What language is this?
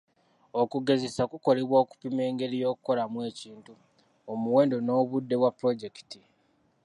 Ganda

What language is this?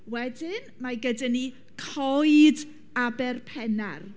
Welsh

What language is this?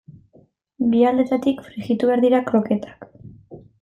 Basque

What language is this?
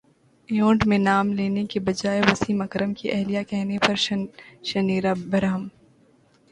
Urdu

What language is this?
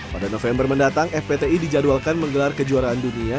Indonesian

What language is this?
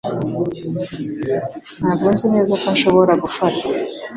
Kinyarwanda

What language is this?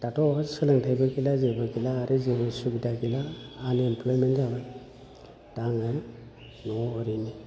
Bodo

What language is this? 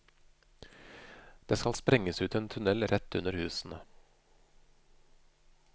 Norwegian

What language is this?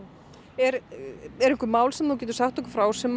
Icelandic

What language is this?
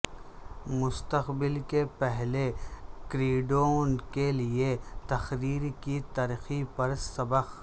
Urdu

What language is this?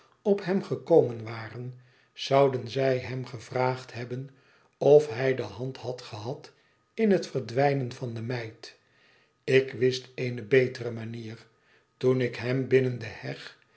Dutch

